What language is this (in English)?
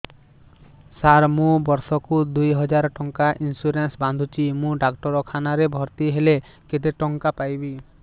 Odia